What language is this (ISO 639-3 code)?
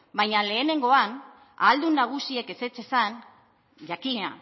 eus